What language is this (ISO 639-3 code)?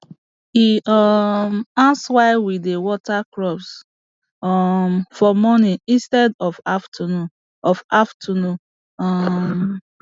pcm